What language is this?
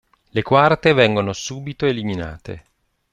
Italian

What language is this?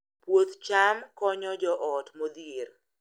Luo (Kenya and Tanzania)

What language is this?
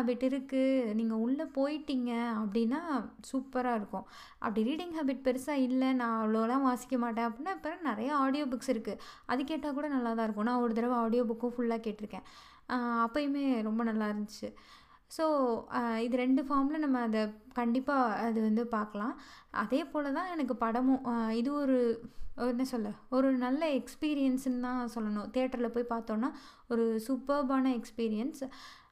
Tamil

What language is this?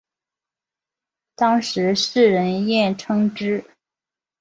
Chinese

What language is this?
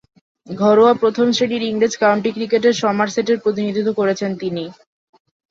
Bangla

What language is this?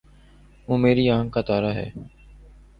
Urdu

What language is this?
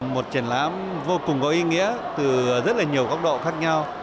Vietnamese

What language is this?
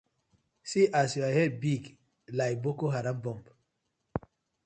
Nigerian Pidgin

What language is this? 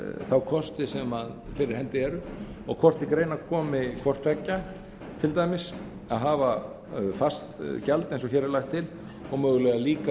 Icelandic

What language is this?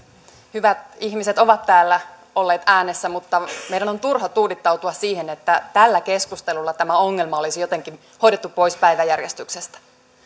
Finnish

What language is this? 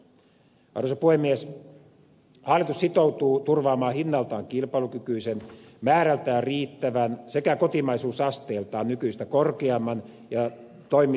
Finnish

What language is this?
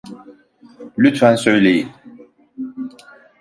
Turkish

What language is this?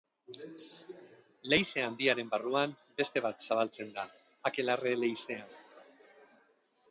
Basque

